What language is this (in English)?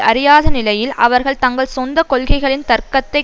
Tamil